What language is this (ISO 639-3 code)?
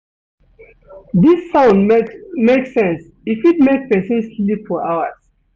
pcm